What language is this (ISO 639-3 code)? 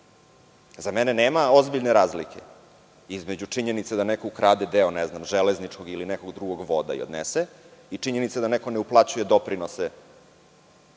srp